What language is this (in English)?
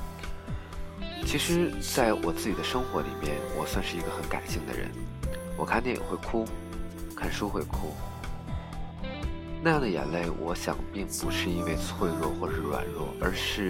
Chinese